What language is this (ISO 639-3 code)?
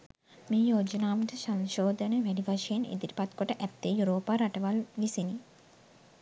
sin